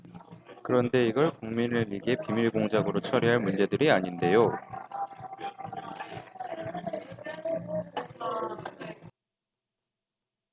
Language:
Korean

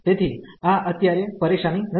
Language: Gujarati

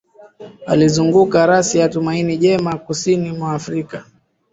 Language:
Swahili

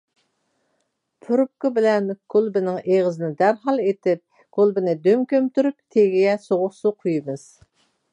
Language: Uyghur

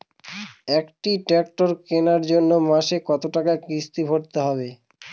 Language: Bangla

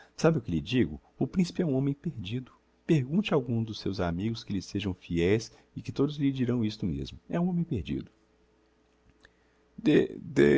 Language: Portuguese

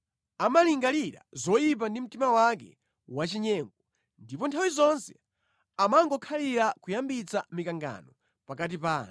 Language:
Nyanja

